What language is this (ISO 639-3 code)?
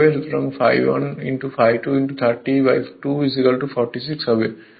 ben